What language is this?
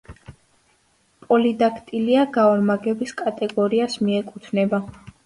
Georgian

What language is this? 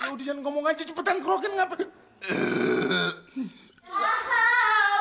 Indonesian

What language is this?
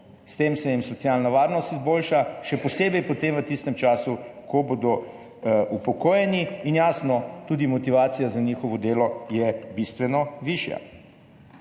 Slovenian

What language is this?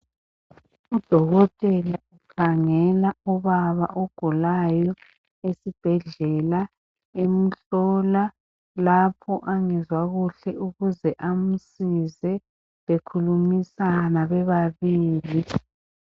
North Ndebele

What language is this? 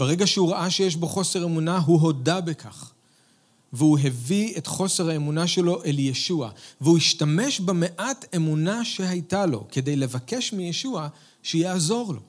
Hebrew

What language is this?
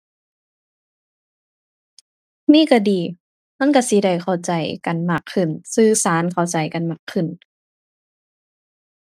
Thai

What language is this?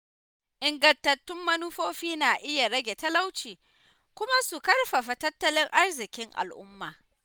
Hausa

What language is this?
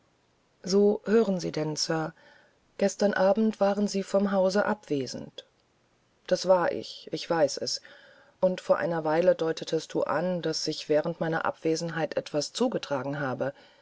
German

